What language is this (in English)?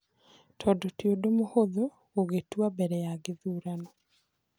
Kikuyu